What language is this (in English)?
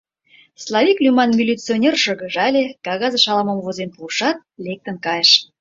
Mari